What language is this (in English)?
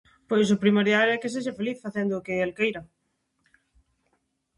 Galician